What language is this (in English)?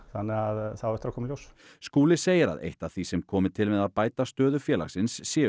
Icelandic